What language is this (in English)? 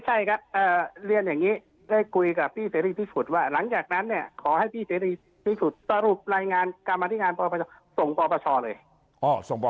Thai